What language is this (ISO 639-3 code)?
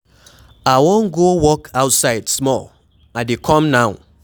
pcm